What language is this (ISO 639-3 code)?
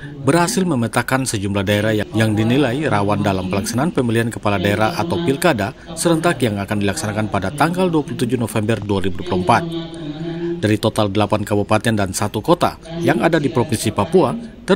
ind